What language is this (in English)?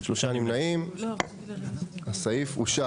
Hebrew